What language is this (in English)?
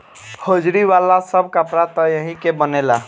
Bhojpuri